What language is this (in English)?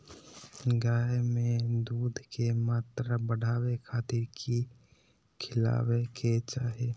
Magahi